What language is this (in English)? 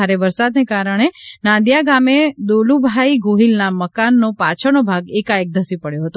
Gujarati